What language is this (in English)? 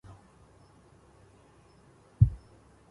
Arabic